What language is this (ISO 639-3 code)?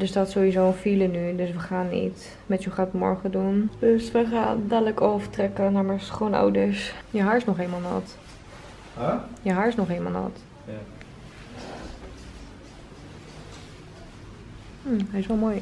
nld